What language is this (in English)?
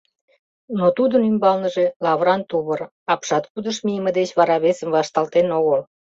Mari